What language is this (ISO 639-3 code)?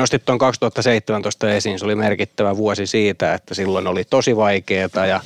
fin